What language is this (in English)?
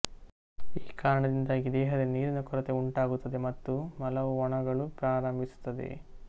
Kannada